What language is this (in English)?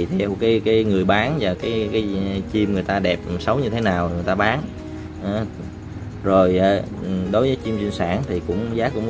Vietnamese